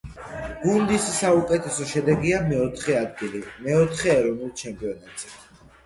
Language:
Georgian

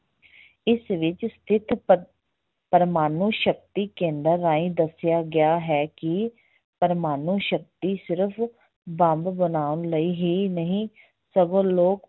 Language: Punjabi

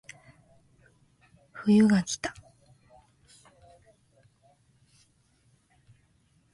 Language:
Japanese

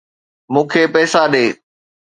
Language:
Sindhi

